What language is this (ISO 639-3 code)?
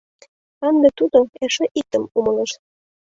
chm